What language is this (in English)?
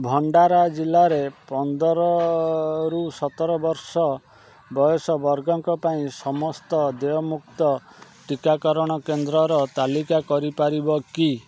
Odia